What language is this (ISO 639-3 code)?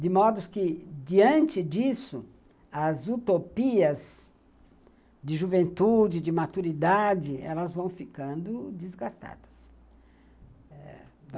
por